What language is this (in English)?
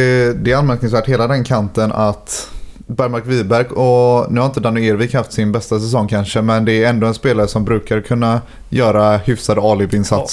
Swedish